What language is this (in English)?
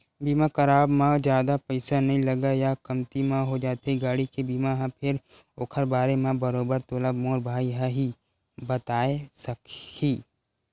Chhattisgarhi